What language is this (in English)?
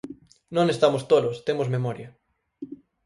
Galician